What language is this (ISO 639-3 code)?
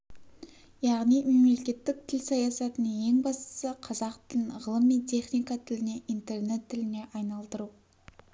kaz